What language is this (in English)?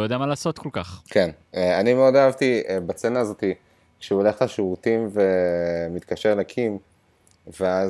Hebrew